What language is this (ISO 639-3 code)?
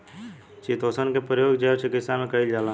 bho